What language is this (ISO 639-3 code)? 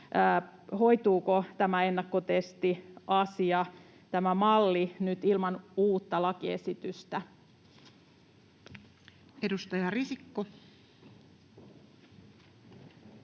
fin